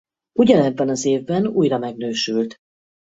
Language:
Hungarian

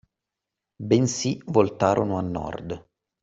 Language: Italian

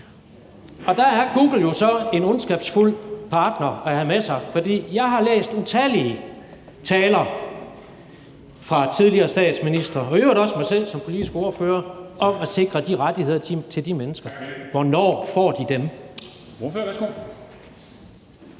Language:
Danish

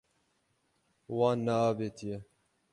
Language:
Kurdish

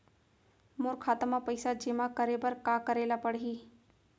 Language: Chhattisgarhi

